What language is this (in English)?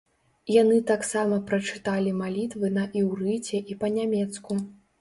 Belarusian